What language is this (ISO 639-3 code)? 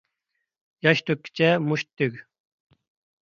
uig